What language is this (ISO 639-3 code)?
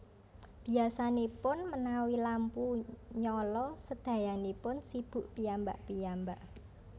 jav